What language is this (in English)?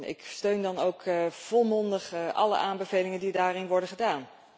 Dutch